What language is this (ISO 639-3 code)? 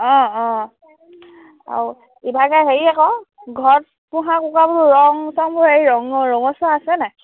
asm